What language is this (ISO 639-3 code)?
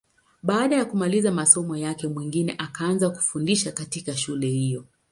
swa